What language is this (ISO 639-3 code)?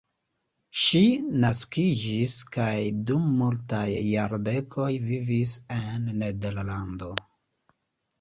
epo